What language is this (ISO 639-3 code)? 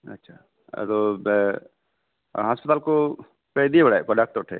sat